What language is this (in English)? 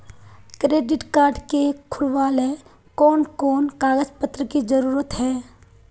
Magahi